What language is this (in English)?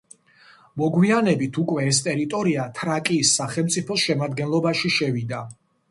Georgian